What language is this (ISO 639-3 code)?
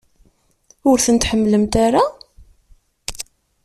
kab